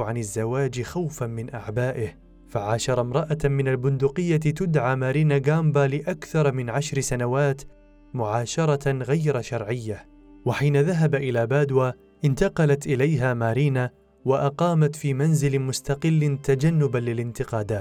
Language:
Arabic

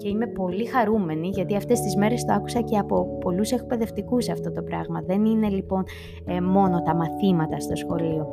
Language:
Greek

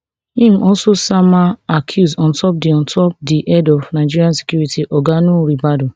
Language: Nigerian Pidgin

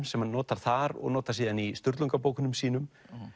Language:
Icelandic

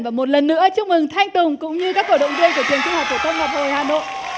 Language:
Vietnamese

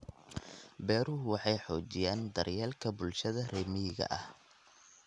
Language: Somali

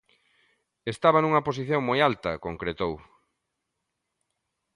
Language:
Galician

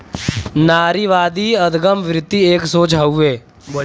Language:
Bhojpuri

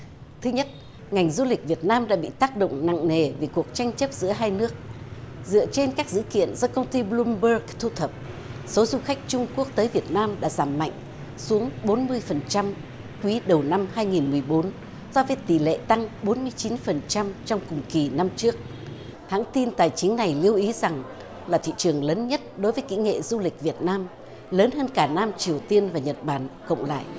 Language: Vietnamese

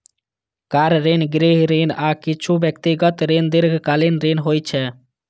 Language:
Maithili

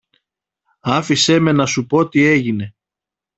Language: Greek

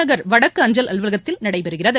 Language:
Tamil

